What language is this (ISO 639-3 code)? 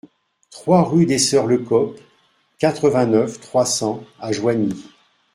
fra